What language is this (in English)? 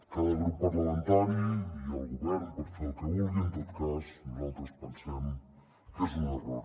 Catalan